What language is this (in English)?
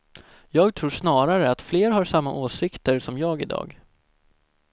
Swedish